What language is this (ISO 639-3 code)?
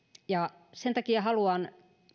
fin